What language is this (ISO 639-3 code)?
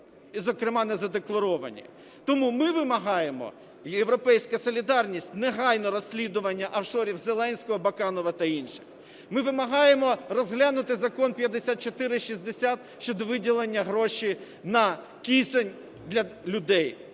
ukr